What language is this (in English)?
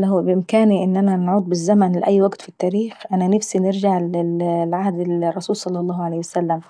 Saidi Arabic